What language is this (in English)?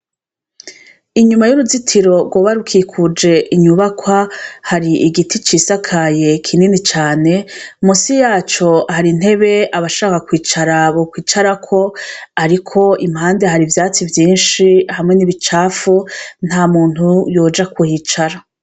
Rundi